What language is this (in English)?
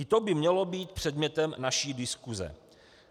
Czech